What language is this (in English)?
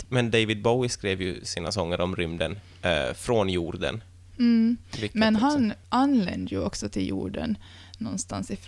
Swedish